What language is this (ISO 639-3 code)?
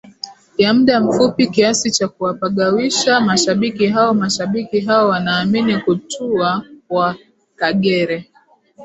swa